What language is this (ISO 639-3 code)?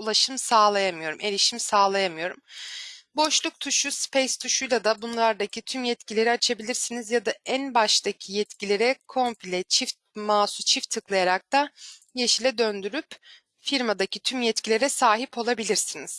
tur